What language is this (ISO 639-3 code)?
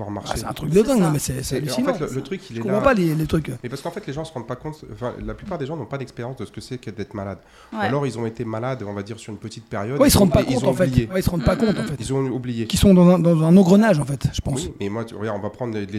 fra